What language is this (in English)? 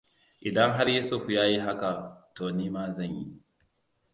Hausa